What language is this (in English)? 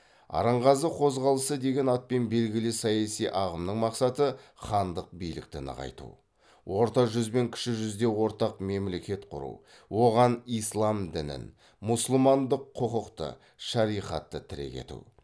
Kazakh